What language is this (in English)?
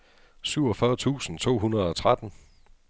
Danish